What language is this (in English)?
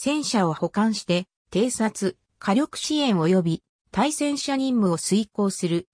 Japanese